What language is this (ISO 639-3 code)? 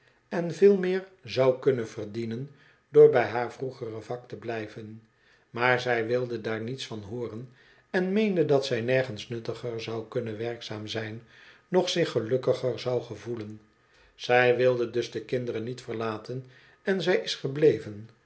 nld